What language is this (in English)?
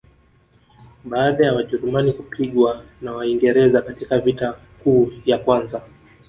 Swahili